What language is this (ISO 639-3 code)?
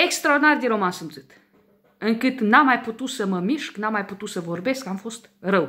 ron